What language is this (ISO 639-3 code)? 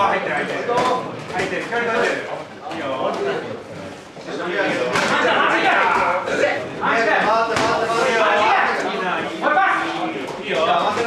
ell